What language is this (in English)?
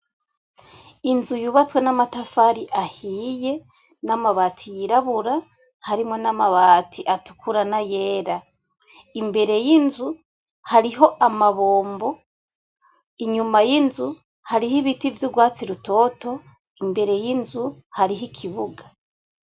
Rundi